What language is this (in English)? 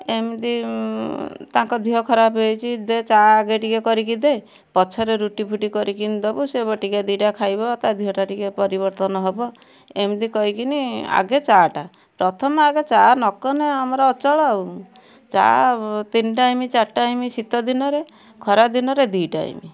Odia